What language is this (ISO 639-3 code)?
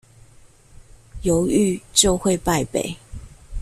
zho